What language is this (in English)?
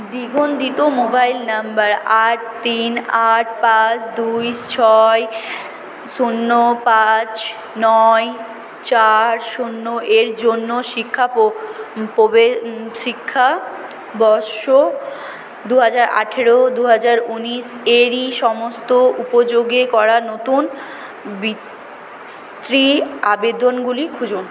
Bangla